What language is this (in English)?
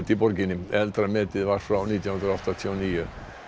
Icelandic